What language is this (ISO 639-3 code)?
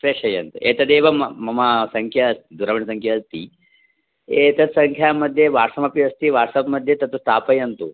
san